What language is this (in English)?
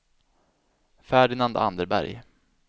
Swedish